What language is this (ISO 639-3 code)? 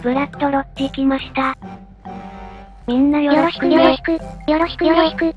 jpn